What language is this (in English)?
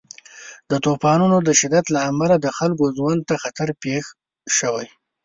Pashto